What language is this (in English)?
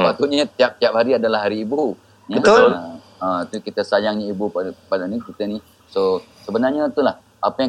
Malay